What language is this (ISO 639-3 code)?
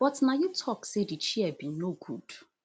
pcm